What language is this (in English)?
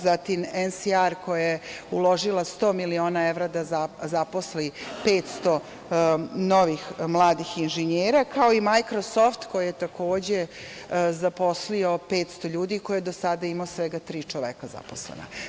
Serbian